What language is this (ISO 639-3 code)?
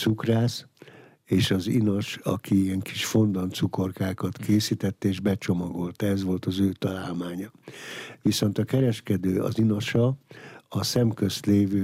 hun